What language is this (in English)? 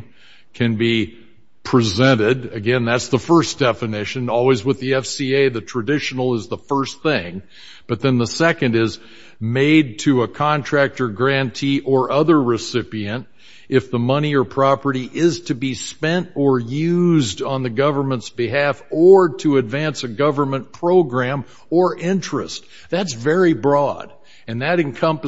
English